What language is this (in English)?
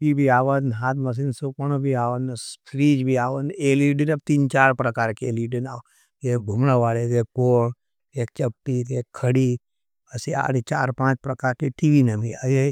Nimadi